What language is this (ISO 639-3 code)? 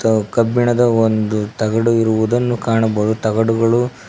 kan